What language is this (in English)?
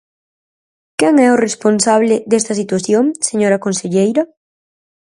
Galician